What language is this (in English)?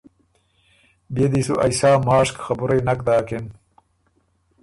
Ormuri